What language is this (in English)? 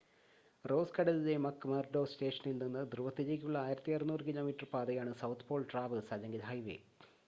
Malayalam